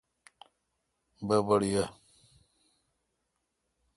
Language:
Kalkoti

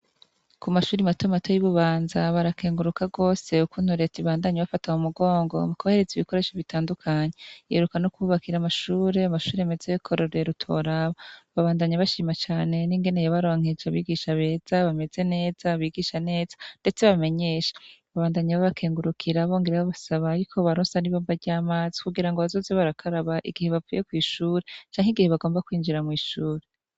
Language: Rundi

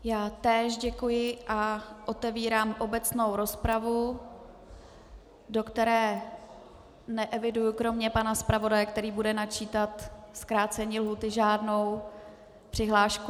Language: Czech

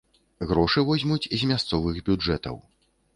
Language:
Belarusian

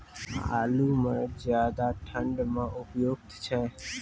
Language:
Maithili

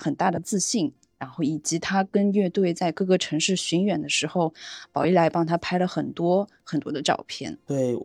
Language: Chinese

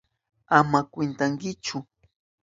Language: Southern Pastaza Quechua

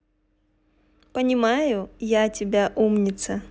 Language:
Russian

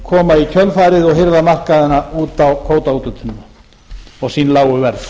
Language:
Icelandic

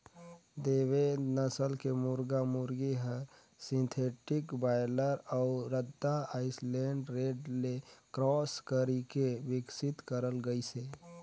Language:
Chhattisgarhi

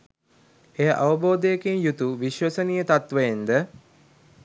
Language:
Sinhala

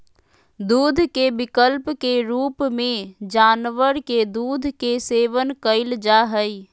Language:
Magahi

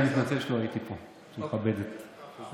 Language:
Hebrew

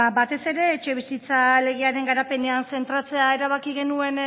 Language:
Basque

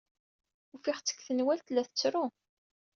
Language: Kabyle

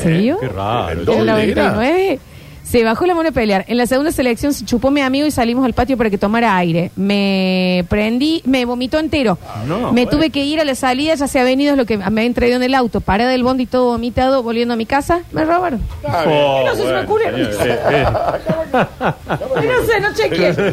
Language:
Spanish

